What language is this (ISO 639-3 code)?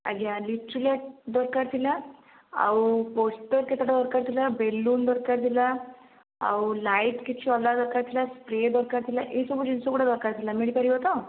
ori